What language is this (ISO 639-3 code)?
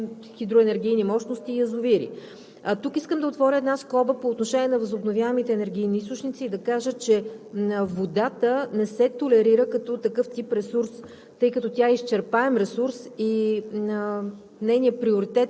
bul